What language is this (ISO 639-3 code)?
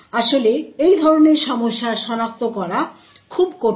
ben